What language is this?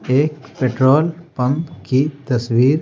Hindi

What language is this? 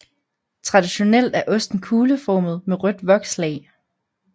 Danish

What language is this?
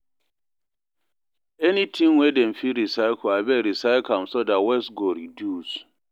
Nigerian Pidgin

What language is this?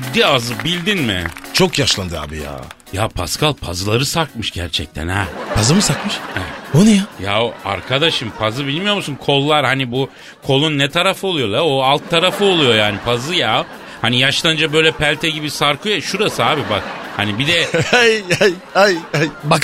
Turkish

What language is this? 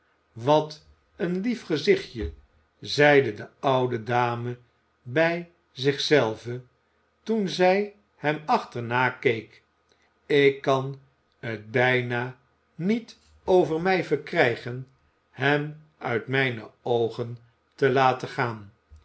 Dutch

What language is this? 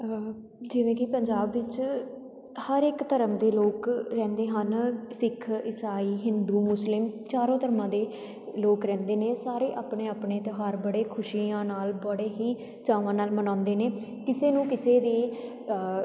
Punjabi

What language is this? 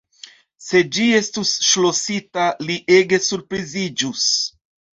Esperanto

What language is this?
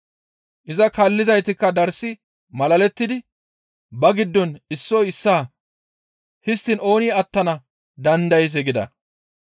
Gamo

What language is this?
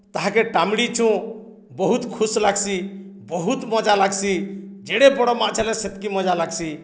Odia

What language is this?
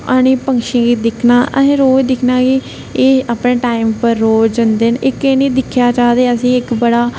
Dogri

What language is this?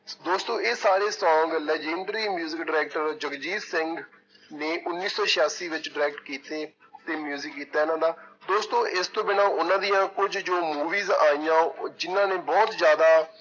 Punjabi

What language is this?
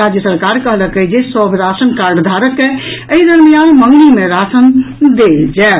Maithili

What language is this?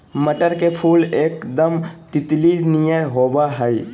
Magahi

